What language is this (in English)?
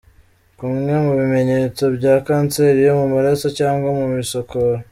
Kinyarwanda